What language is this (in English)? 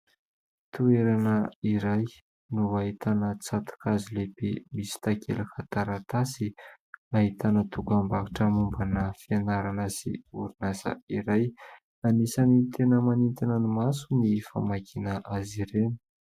Malagasy